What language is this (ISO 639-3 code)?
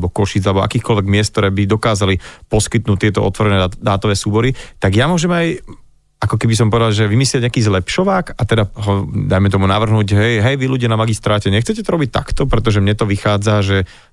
slk